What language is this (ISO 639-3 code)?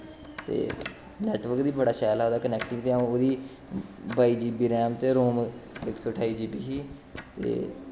doi